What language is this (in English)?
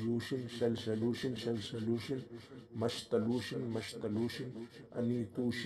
Arabic